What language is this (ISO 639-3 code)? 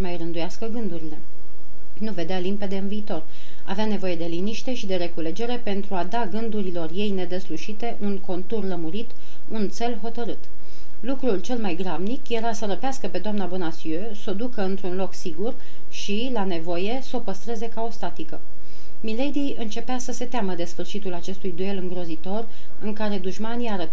ron